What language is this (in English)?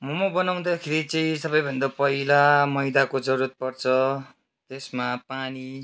Nepali